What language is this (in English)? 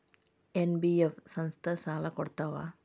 Kannada